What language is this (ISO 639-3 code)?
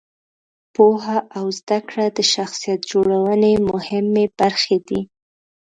pus